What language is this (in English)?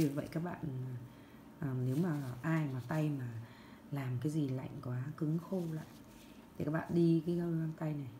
Vietnamese